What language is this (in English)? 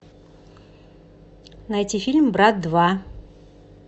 Russian